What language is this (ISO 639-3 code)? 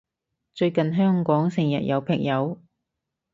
yue